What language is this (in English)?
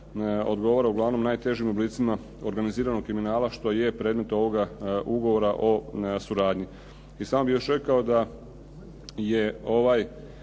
Croatian